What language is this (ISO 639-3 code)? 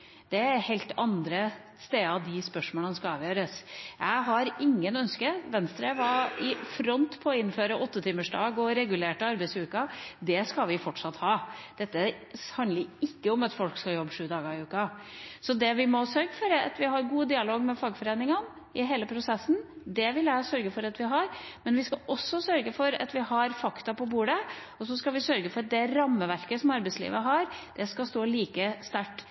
nob